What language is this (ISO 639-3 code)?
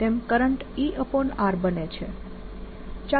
guj